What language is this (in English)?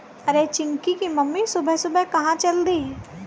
Hindi